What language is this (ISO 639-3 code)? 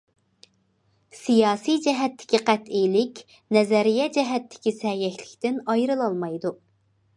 uig